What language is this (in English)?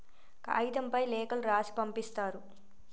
Telugu